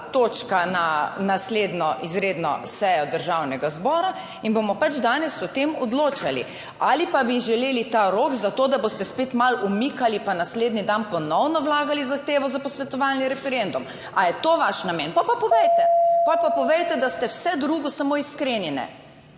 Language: Slovenian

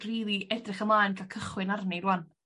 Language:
Welsh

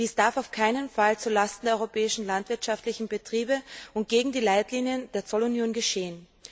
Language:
German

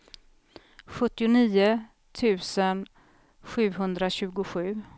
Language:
Swedish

